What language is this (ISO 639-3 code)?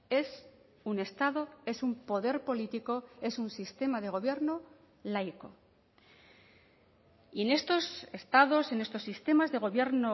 spa